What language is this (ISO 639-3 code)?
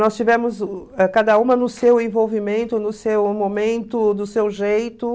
por